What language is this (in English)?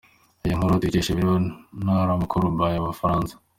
Kinyarwanda